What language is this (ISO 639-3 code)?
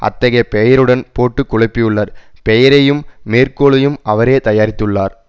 tam